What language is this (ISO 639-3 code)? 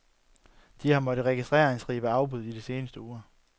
dan